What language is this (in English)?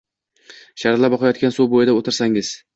Uzbek